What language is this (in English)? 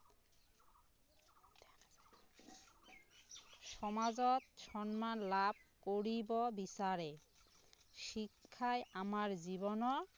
Assamese